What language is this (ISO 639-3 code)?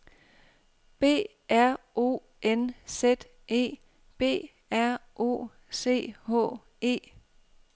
dan